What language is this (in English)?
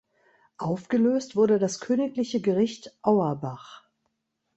German